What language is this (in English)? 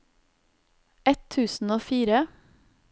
Norwegian